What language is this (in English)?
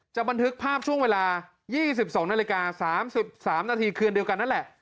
Thai